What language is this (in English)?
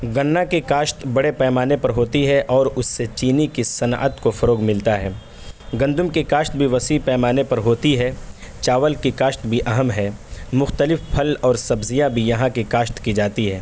Urdu